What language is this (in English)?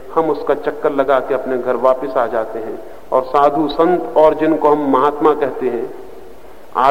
Hindi